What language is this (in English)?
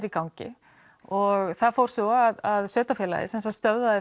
Icelandic